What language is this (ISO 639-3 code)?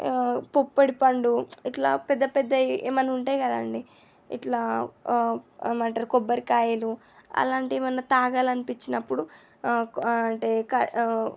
tel